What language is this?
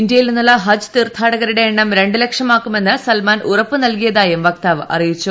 Malayalam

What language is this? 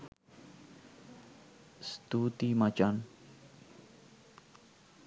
Sinhala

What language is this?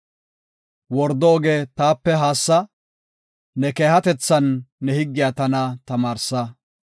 Gofa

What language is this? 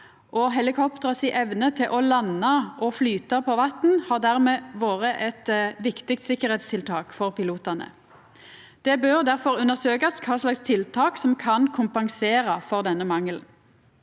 Norwegian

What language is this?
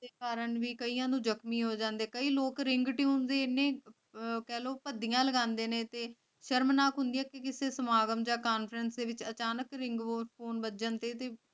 Punjabi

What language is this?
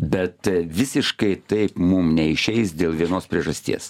Lithuanian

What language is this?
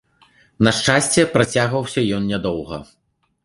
Belarusian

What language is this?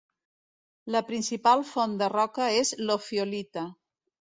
Catalan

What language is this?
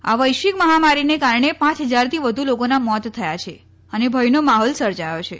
Gujarati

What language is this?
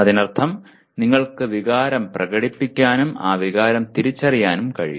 Malayalam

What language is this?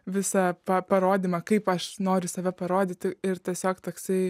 Lithuanian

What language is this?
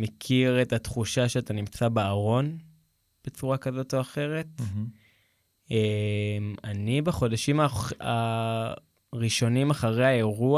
Hebrew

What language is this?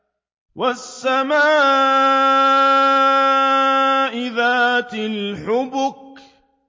Arabic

